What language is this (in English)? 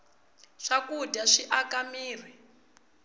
Tsonga